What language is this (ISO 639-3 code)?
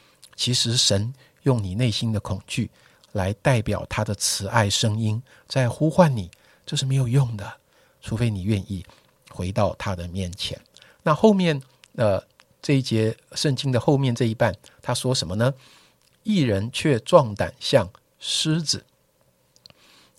zho